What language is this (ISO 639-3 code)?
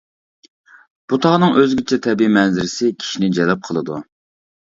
uig